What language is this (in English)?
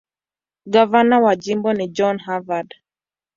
Swahili